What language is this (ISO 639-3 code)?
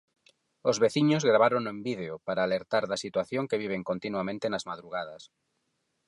glg